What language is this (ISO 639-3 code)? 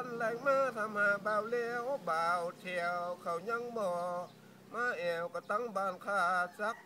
tha